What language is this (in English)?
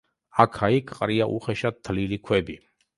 Georgian